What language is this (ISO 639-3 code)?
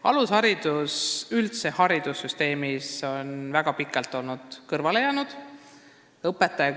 est